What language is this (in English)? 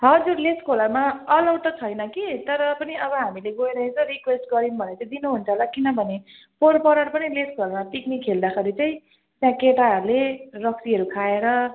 Nepali